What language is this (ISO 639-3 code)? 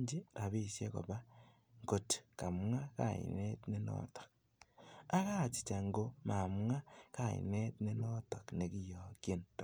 kln